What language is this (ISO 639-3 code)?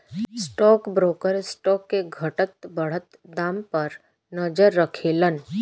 bho